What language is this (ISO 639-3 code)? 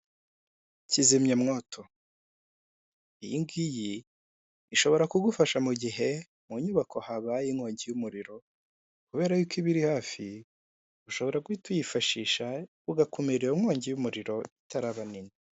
kin